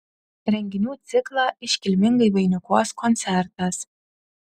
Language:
Lithuanian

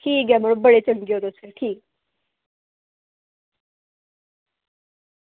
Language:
Dogri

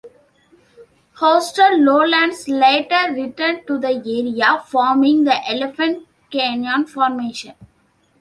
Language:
English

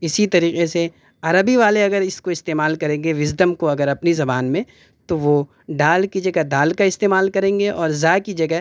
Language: Urdu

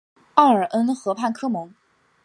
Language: Chinese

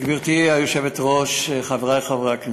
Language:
Hebrew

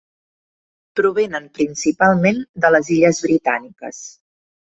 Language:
Catalan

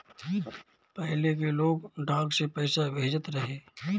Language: Bhojpuri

